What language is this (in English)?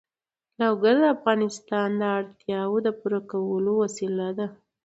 Pashto